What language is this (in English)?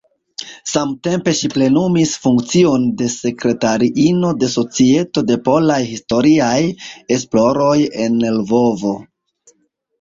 Esperanto